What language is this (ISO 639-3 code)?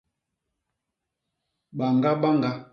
bas